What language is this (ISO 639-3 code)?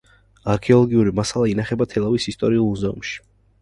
kat